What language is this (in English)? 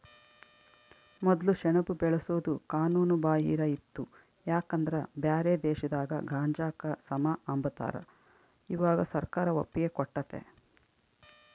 Kannada